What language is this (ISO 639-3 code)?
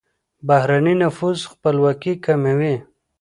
pus